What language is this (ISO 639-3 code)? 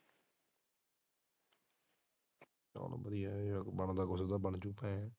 pan